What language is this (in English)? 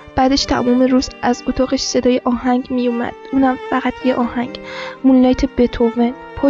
Persian